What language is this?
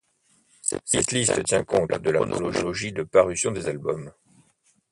French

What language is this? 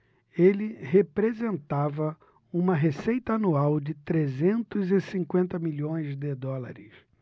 Portuguese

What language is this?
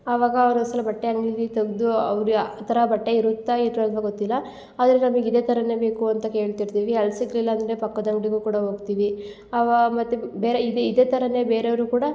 Kannada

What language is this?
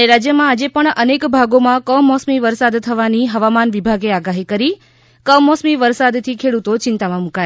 Gujarati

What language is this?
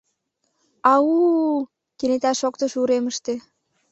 Mari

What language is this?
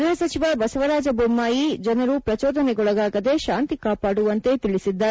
Kannada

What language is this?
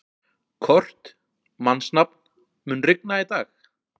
Icelandic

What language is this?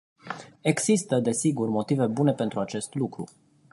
Romanian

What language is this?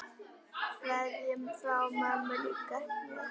Icelandic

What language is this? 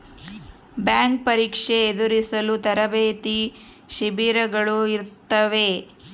Kannada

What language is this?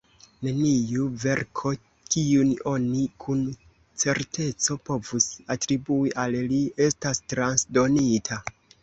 Esperanto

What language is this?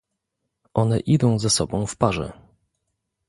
Polish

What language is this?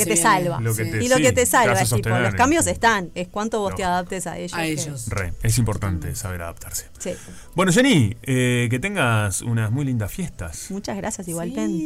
Spanish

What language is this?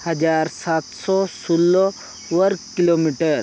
Santali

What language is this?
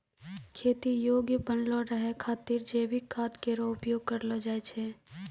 Maithili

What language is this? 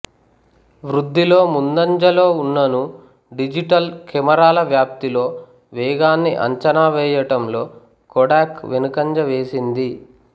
Telugu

